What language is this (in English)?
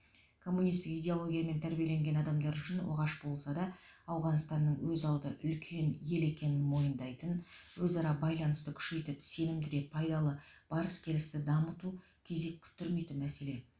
Kazakh